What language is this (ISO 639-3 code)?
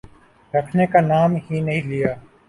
urd